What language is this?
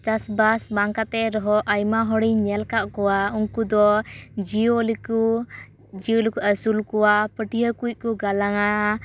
Santali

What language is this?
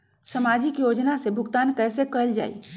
Magahi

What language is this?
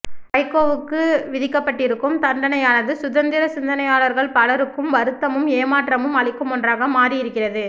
Tamil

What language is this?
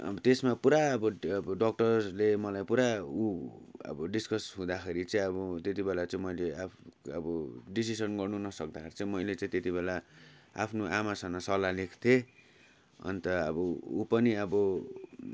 Nepali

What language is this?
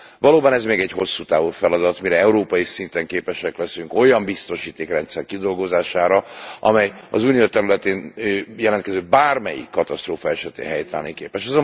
Hungarian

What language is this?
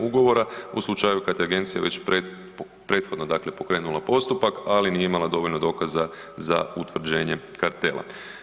Croatian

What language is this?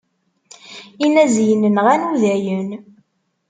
Kabyle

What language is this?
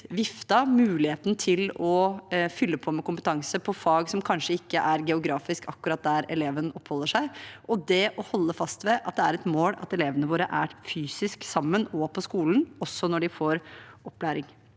Norwegian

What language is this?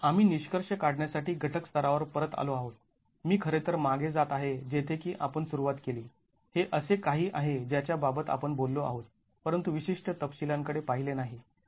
Marathi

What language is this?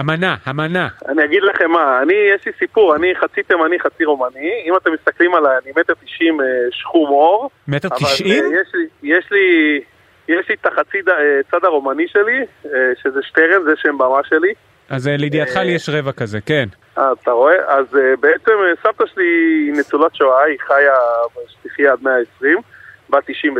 Hebrew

